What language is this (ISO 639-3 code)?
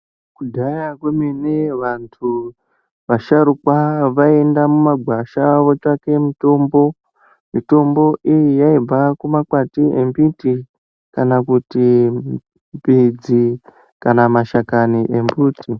ndc